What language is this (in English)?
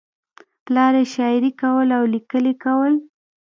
Pashto